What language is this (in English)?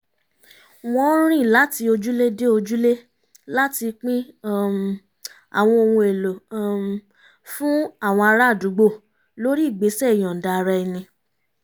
Yoruba